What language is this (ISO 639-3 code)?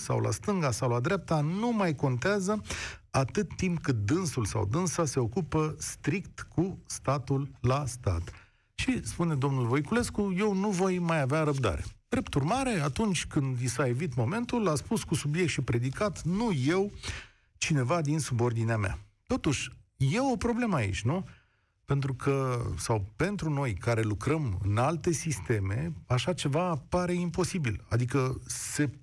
ron